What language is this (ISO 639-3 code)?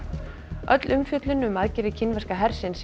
isl